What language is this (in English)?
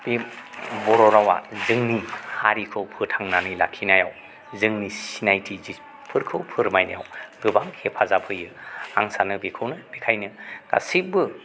Bodo